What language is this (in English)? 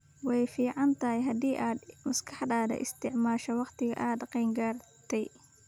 Somali